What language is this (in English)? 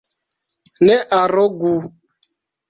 Esperanto